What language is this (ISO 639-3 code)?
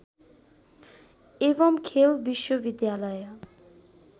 nep